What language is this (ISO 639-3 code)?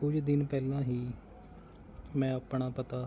pan